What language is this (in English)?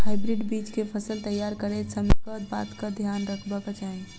Maithili